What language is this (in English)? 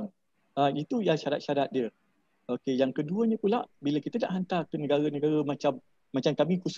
Malay